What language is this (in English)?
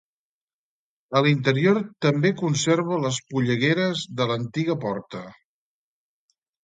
Catalan